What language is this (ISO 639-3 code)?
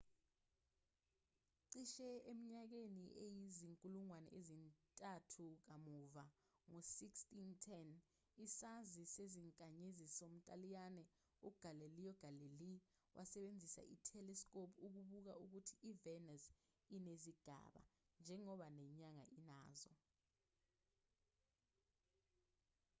zul